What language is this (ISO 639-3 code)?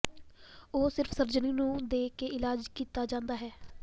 pan